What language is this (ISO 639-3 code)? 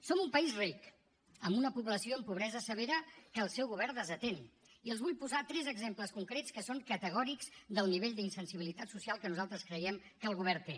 cat